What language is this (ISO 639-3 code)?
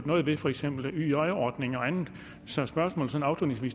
dan